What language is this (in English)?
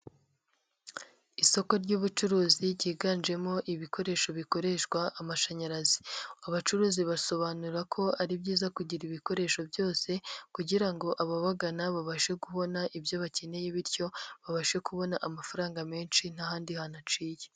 Kinyarwanda